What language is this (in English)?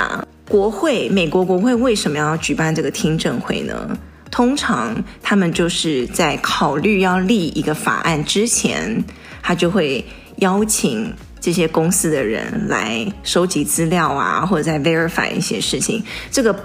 Chinese